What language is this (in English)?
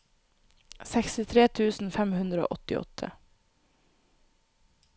Norwegian